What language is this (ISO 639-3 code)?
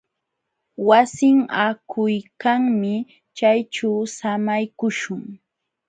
qxw